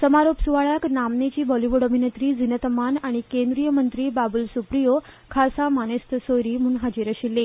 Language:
Konkani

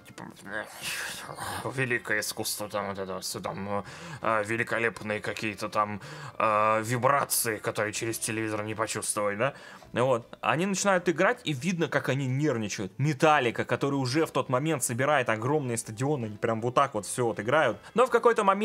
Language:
Russian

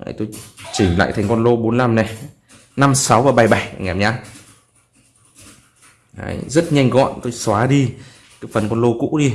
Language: Vietnamese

